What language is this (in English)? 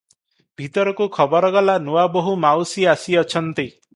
Odia